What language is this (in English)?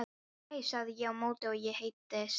Icelandic